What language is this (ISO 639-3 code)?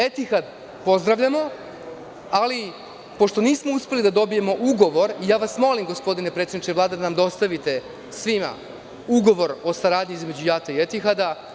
srp